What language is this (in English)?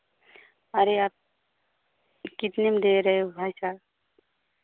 Hindi